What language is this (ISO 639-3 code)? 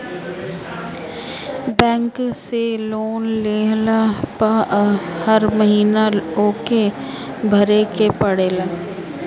bho